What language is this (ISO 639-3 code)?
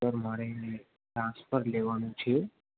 guj